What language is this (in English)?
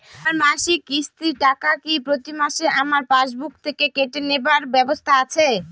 Bangla